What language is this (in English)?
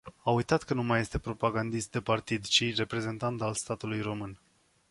Romanian